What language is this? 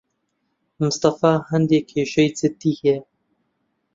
Central Kurdish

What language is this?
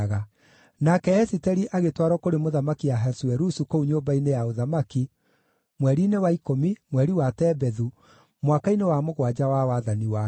Kikuyu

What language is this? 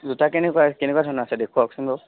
Assamese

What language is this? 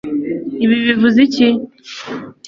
Kinyarwanda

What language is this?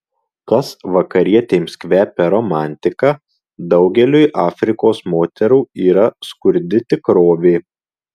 Lithuanian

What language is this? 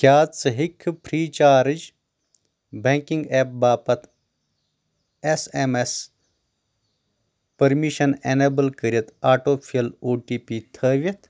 Kashmiri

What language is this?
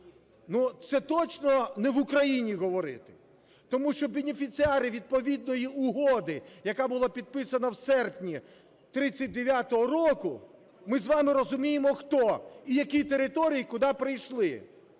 Ukrainian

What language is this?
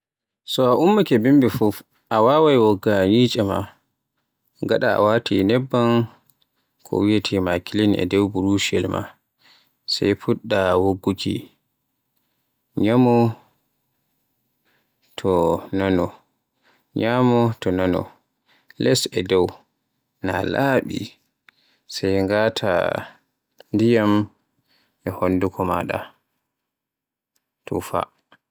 Borgu Fulfulde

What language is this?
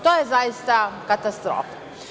Serbian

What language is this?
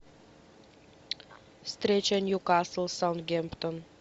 Russian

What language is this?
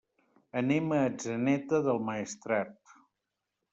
Catalan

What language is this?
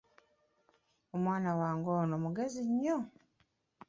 Ganda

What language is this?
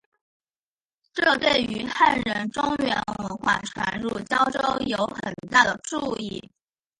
Chinese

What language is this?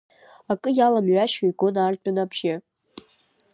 Abkhazian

